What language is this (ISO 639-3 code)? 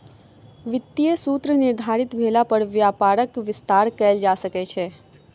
mai